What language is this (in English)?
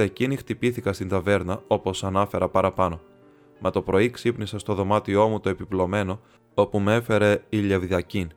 Greek